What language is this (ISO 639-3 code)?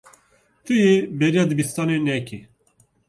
kur